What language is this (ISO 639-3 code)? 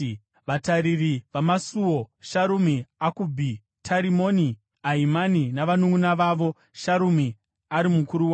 sna